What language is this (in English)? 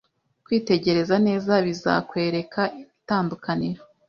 Kinyarwanda